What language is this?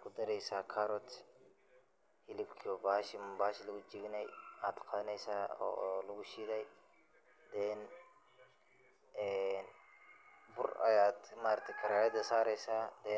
Somali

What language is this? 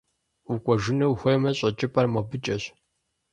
Kabardian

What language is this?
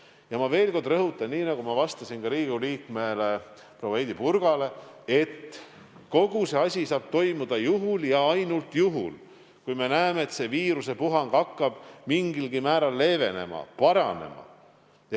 Estonian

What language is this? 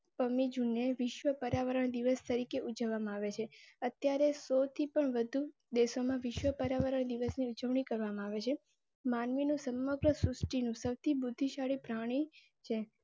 Gujarati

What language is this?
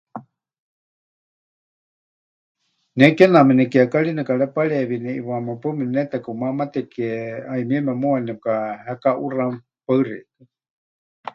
Huichol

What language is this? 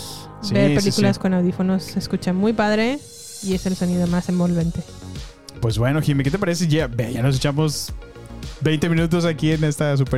Spanish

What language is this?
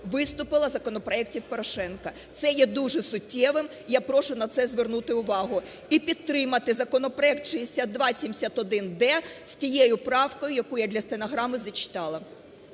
Ukrainian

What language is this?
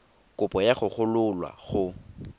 Tswana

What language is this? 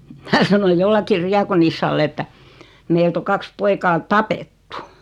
Finnish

